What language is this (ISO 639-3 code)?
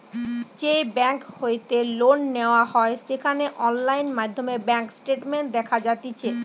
ben